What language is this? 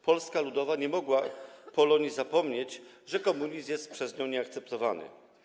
Polish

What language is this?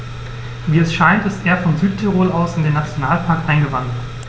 German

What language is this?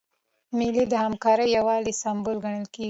Pashto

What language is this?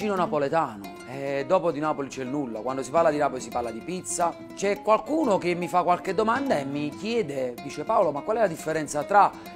Italian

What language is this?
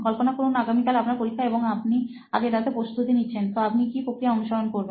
Bangla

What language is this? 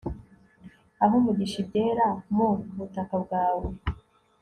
Kinyarwanda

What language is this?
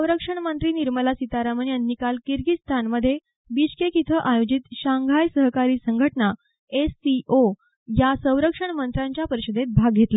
Marathi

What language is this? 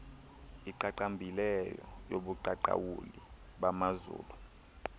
Xhosa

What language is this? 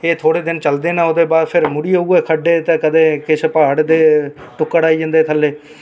Dogri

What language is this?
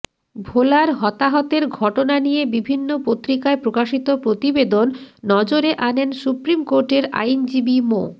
Bangla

